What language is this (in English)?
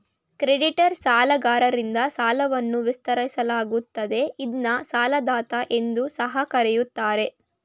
Kannada